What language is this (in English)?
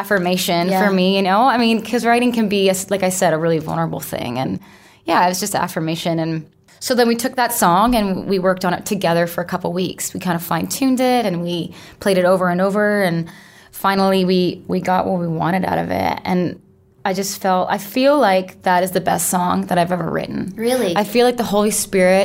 English